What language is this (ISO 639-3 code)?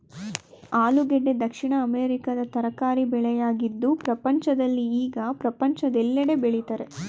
kan